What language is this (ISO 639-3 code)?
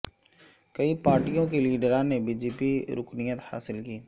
urd